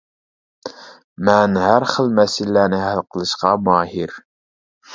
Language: Uyghur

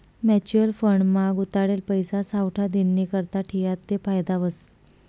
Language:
Marathi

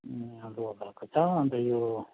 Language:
Nepali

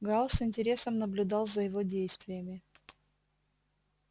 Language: Russian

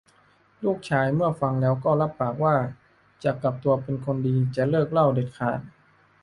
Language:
Thai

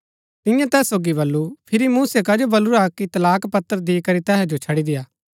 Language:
Gaddi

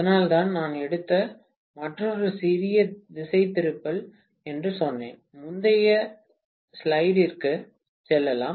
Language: Tamil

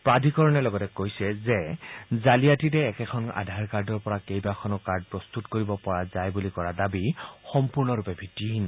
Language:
Assamese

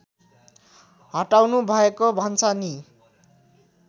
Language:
Nepali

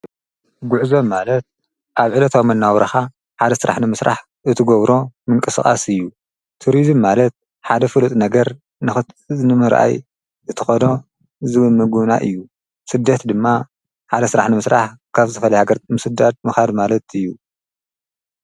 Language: Tigrinya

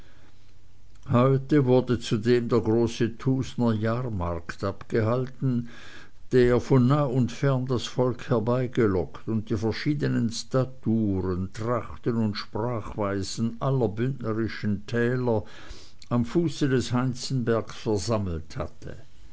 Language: German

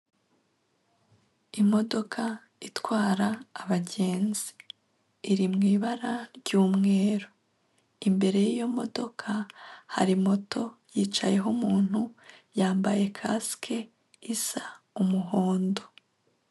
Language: Kinyarwanda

